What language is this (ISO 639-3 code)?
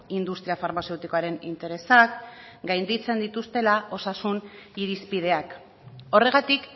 eus